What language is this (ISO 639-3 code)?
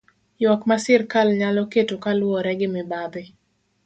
luo